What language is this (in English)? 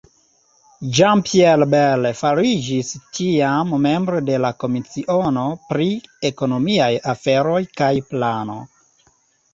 Esperanto